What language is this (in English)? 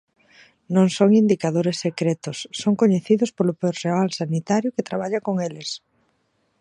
Galician